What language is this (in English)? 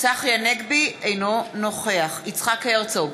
Hebrew